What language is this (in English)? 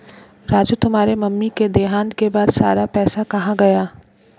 Hindi